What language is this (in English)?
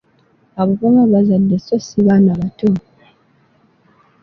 Ganda